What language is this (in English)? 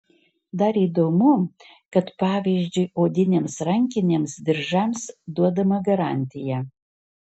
Lithuanian